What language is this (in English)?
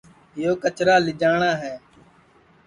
Sansi